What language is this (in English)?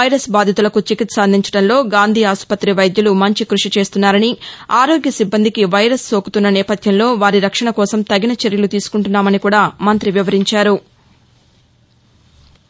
Telugu